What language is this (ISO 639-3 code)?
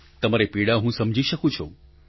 guj